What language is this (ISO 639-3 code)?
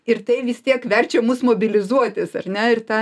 lit